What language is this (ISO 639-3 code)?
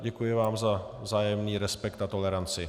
ces